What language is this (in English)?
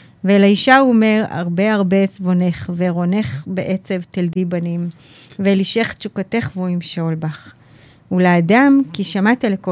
Hebrew